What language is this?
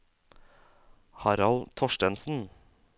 Norwegian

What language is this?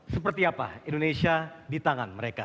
Indonesian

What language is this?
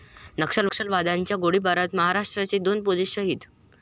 Marathi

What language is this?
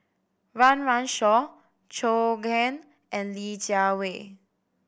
English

